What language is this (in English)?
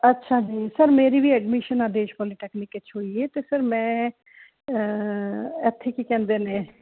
Punjabi